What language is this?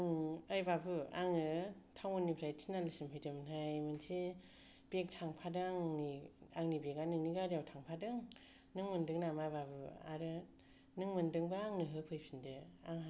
Bodo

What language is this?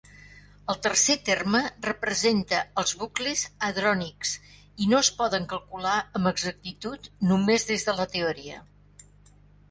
Catalan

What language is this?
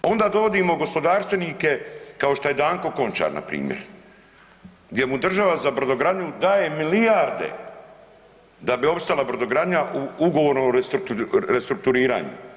Croatian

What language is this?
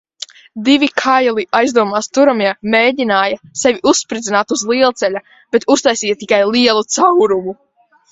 Latvian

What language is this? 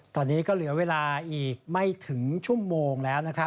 Thai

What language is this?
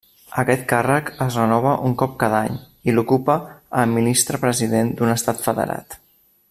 Catalan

